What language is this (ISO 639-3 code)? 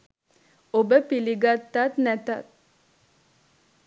sin